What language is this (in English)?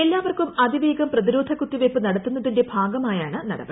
Malayalam